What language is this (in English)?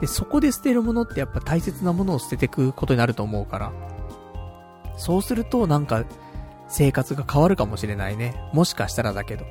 Japanese